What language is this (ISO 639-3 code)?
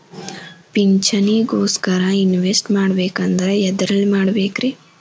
kan